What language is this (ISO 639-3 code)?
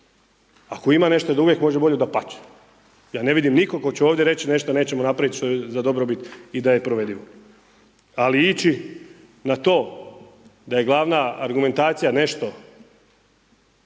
hrv